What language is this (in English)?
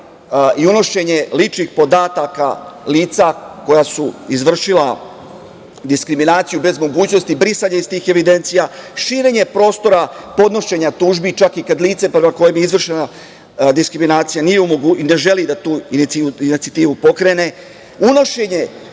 Serbian